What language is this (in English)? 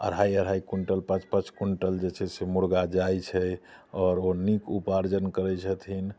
Maithili